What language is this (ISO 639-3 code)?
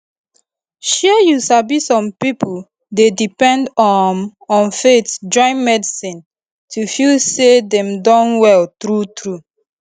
pcm